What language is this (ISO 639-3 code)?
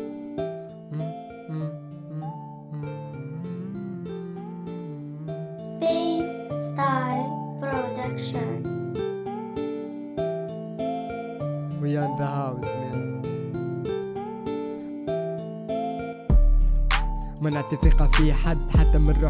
ara